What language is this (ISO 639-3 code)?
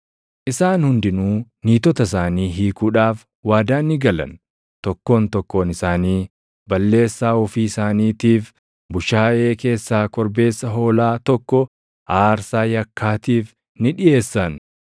orm